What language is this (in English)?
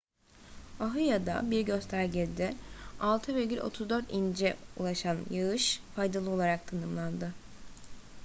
Turkish